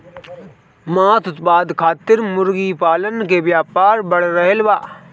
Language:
Bhojpuri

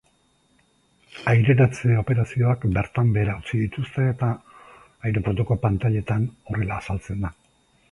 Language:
Basque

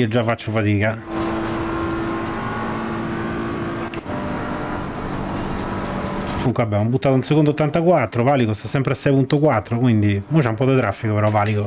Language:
Italian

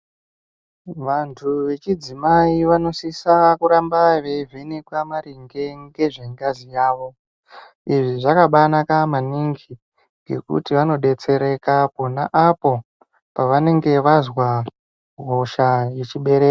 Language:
Ndau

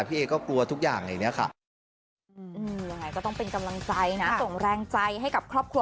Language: Thai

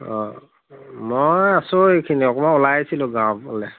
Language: Assamese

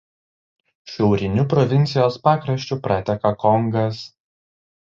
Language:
Lithuanian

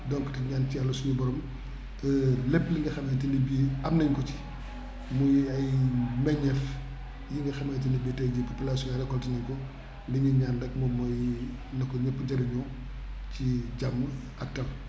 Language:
Wolof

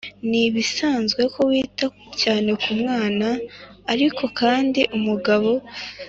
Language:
Kinyarwanda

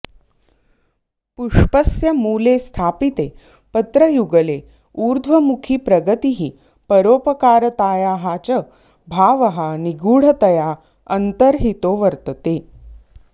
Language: Sanskrit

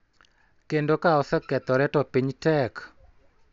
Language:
Luo (Kenya and Tanzania)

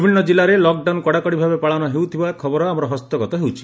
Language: Odia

